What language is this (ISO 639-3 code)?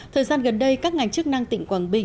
vie